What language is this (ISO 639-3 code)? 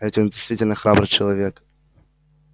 rus